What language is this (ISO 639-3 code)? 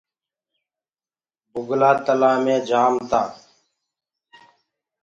ggg